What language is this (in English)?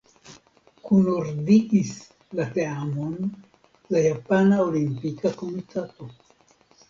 Esperanto